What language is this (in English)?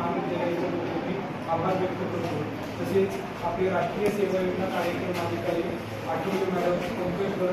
Marathi